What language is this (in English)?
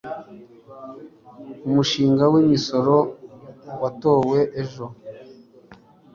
Kinyarwanda